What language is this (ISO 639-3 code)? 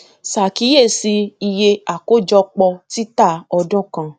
yor